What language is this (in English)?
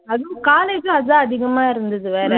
Tamil